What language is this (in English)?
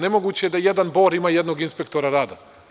Serbian